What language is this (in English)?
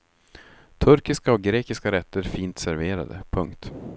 Swedish